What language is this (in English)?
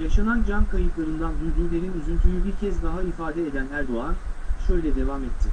Turkish